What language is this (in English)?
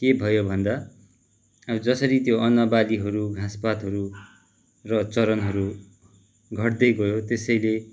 Nepali